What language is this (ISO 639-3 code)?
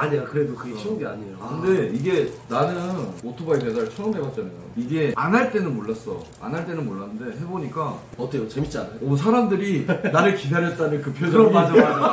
kor